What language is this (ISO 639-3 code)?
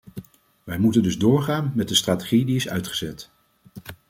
nld